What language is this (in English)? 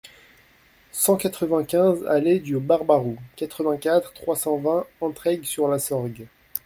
French